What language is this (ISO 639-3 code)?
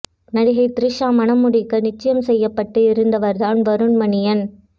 tam